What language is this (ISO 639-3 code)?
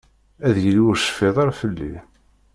kab